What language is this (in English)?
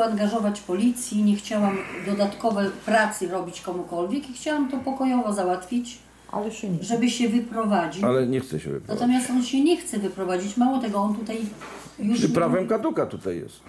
Polish